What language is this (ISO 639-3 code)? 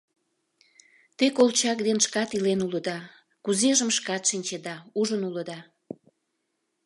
chm